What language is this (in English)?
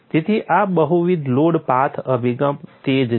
Gujarati